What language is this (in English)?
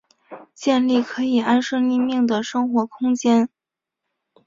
Chinese